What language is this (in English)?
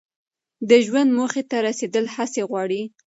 Pashto